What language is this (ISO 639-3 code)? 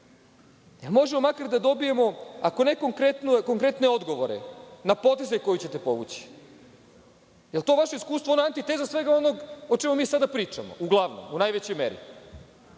srp